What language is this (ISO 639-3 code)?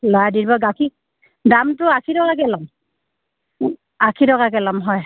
asm